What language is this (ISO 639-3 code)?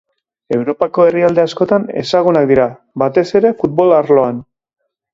eus